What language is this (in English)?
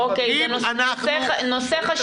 Hebrew